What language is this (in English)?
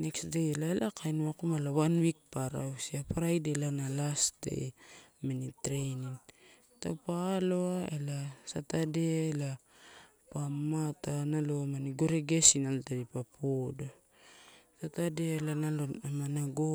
Torau